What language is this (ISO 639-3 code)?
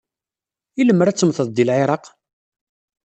kab